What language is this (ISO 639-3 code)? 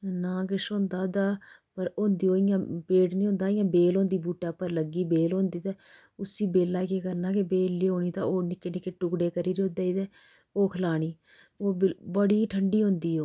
doi